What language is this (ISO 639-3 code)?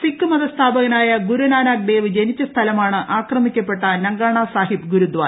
mal